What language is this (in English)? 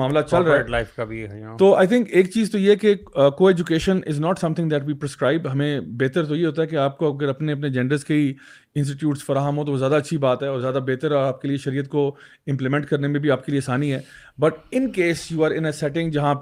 Urdu